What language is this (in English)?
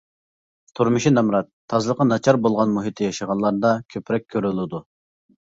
Uyghur